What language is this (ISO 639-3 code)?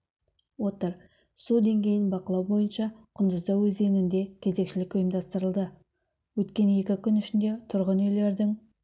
kaz